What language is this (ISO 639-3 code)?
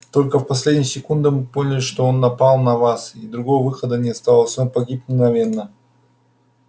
rus